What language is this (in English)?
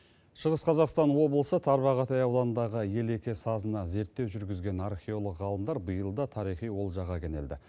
Kazakh